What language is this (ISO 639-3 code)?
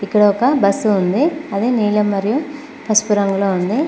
tel